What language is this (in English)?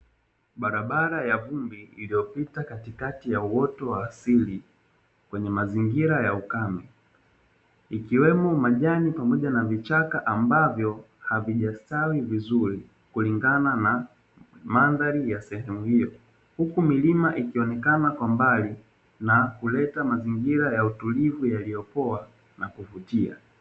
Swahili